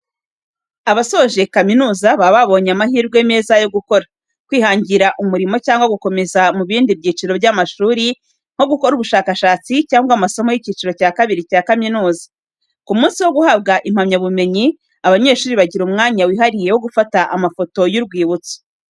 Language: Kinyarwanda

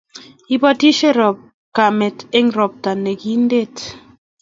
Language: Kalenjin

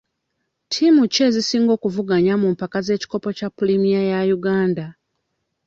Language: Ganda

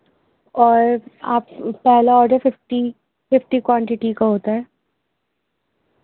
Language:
Urdu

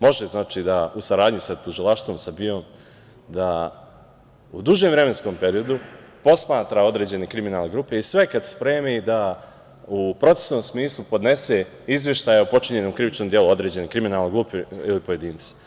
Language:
Serbian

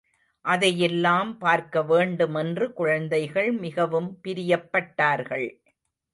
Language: Tamil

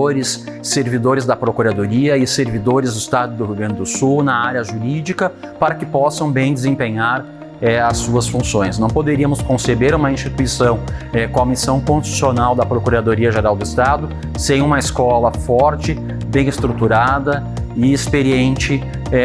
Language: Portuguese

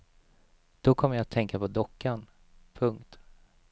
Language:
Swedish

